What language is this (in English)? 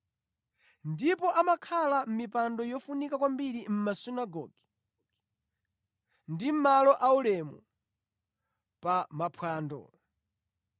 Nyanja